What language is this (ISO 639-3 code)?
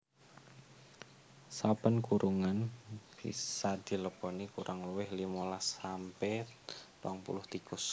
jav